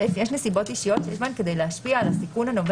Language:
Hebrew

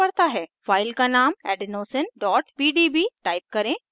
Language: Hindi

